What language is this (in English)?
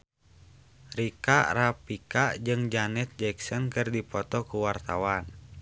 Sundanese